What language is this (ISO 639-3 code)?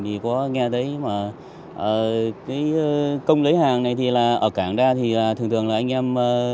vie